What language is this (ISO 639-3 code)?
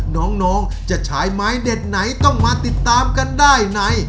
tha